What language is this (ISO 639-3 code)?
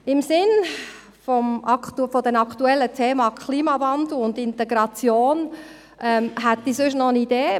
gsw